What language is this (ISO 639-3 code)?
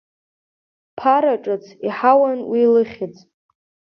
abk